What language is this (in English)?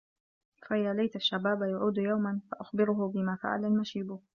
Arabic